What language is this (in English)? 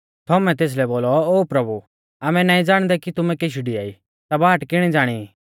Mahasu Pahari